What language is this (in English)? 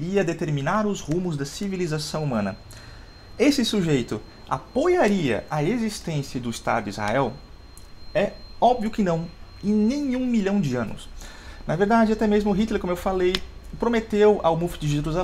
Portuguese